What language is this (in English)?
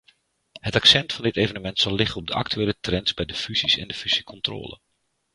Dutch